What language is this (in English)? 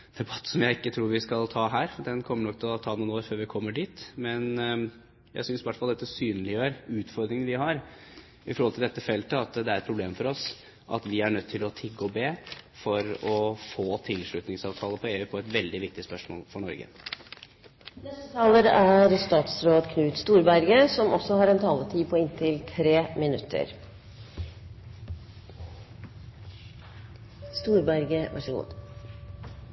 Norwegian Bokmål